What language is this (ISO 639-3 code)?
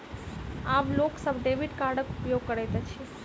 mai